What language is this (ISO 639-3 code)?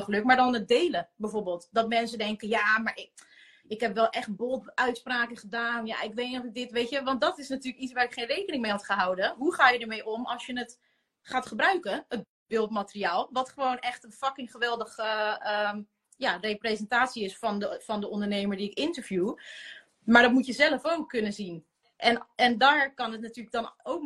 nld